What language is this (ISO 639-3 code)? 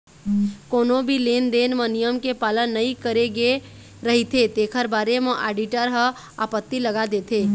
hne